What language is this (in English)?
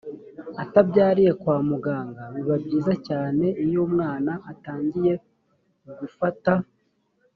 Kinyarwanda